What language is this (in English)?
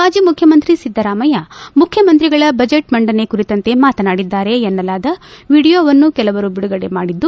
Kannada